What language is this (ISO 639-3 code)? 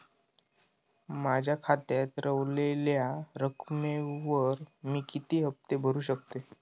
mar